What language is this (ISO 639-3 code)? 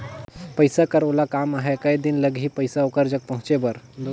hne